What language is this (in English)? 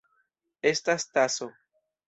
Esperanto